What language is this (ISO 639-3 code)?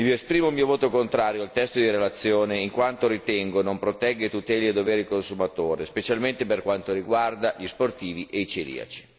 ita